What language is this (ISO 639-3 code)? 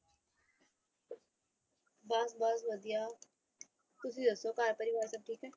pan